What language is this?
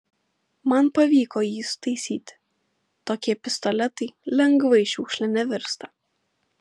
Lithuanian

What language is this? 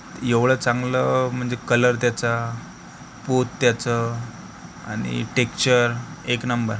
Marathi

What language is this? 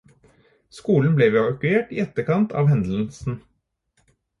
Norwegian Bokmål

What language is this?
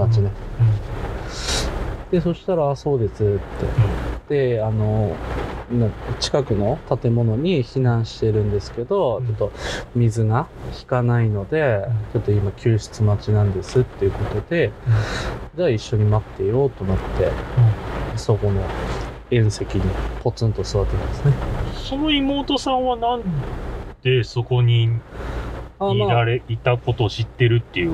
Japanese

